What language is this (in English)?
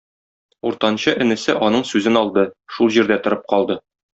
Tatar